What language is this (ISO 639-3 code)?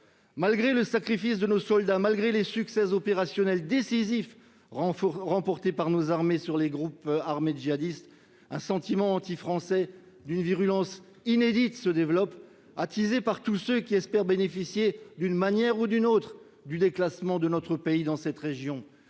fra